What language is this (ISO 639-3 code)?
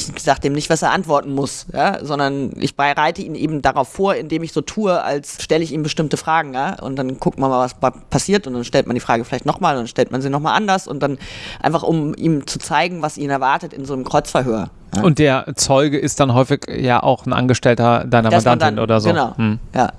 deu